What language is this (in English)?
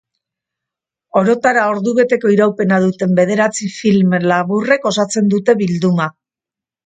Basque